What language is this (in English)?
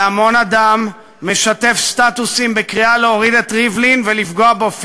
Hebrew